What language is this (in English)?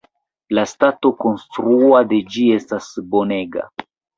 Esperanto